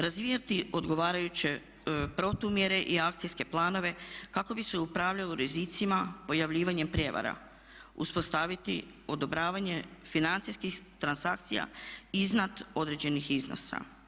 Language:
Croatian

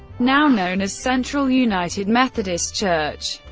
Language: English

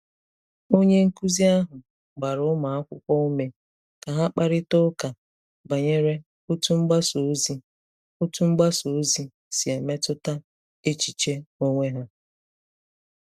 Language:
Igbo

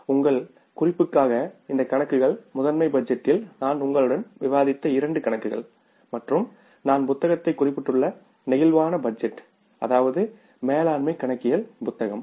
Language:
Tamil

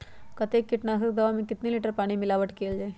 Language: Magahi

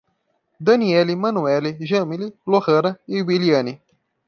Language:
Portuguese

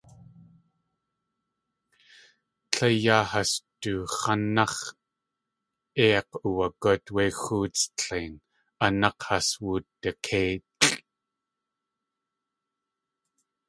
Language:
Tlingit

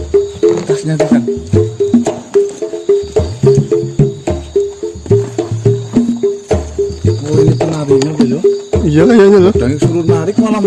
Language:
Indonesian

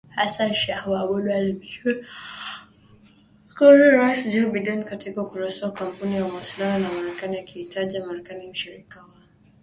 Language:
Swahili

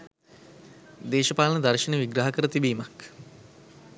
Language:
Sinhala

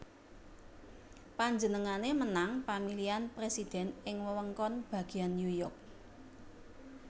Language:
Javanese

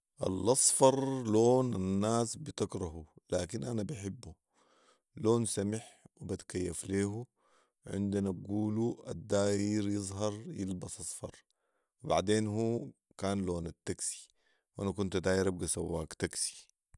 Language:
Sudanese Arabic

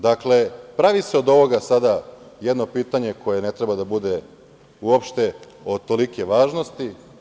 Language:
Serbian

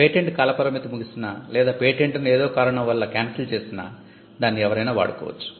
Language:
Telugu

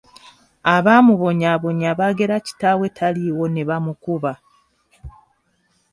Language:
Ganda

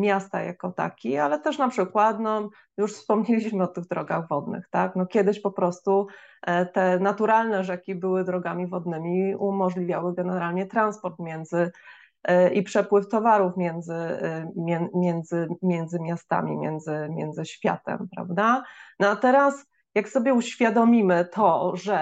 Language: Polish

